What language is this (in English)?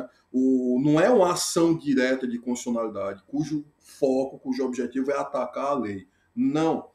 Portuguese